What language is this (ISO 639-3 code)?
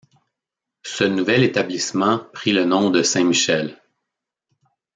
fra